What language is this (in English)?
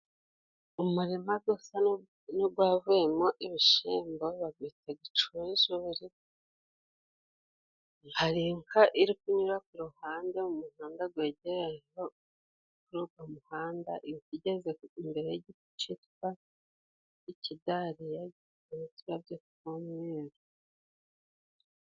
Kinyarwanda